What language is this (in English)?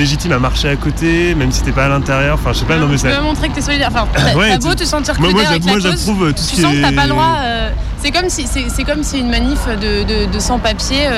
French